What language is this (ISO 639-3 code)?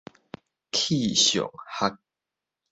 nan